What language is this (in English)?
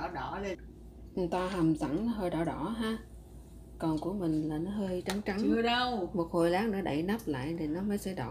Vietnamese